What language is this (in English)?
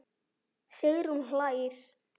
Icelandic